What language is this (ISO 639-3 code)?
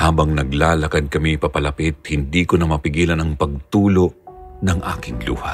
fil